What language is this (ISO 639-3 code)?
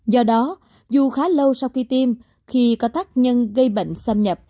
vie